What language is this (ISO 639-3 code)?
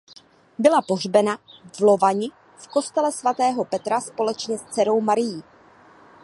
ces